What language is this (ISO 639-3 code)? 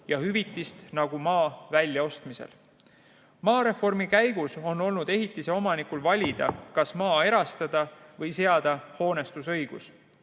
est